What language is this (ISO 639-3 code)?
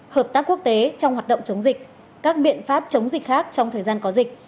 vie